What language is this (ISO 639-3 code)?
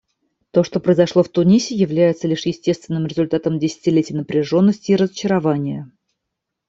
rus